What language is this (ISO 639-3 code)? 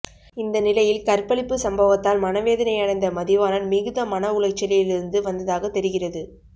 tam